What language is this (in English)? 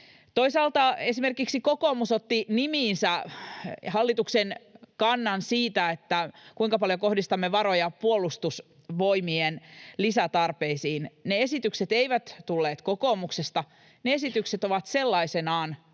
Finnish